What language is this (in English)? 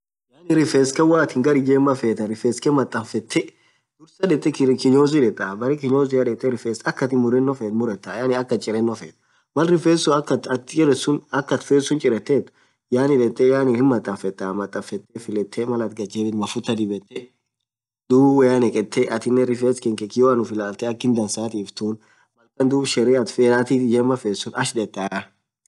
Orma